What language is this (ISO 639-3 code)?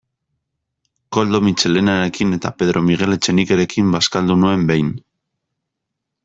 eus